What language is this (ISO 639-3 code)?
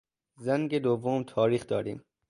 fas